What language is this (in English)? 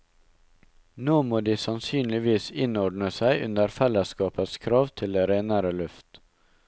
Norwegian